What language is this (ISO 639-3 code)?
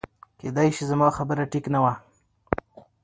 pus